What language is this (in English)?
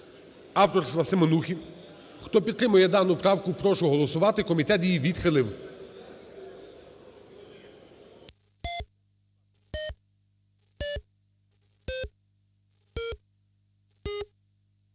Ukrainian